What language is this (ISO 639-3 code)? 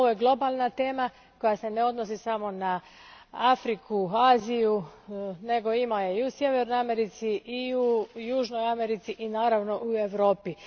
hrv